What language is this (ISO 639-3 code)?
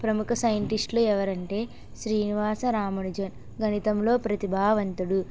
tel